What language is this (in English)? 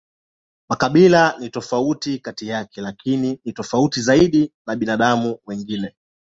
Swahili